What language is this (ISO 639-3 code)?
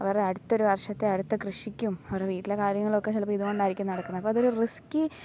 mal